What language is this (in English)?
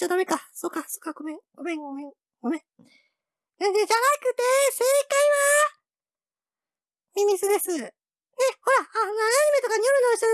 Japanese